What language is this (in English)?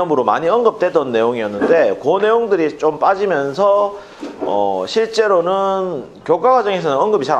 Korean